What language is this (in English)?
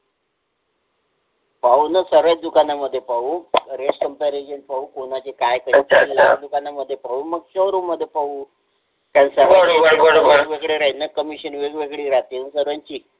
Marathi